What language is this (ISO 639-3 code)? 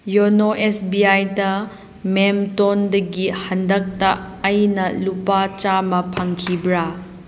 mni